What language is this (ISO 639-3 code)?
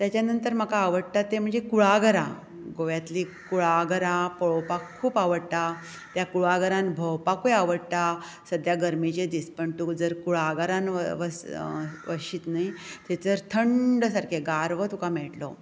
kok